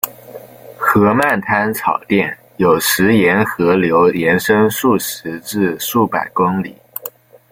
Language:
Chinese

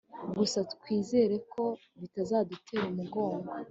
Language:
Kinyarwanda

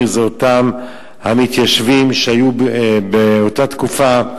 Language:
Hebrew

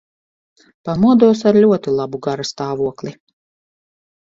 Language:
Latvian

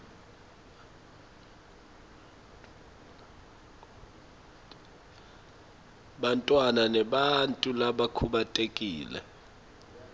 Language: Swati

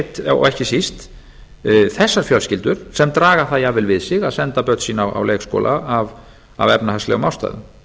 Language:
Icelandic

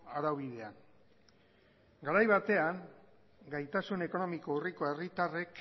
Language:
Basque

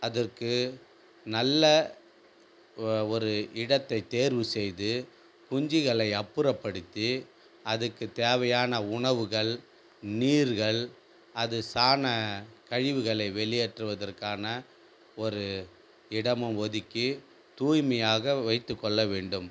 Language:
Tamil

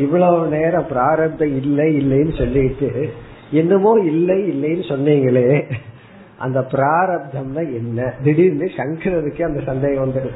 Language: Tamil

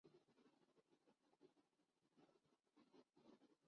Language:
Urdu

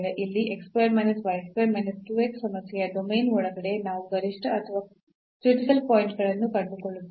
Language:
Kannada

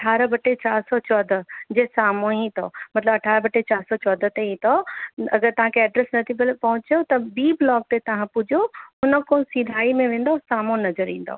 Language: Sindhi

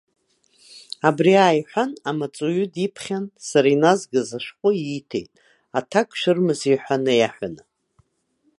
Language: Abkhazian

